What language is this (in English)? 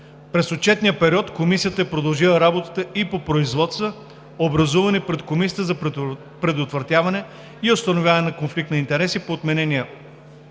Bulgarian